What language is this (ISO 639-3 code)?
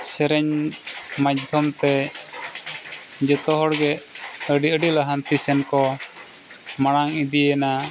sat